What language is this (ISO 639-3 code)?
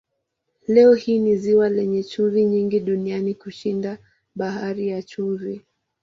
swa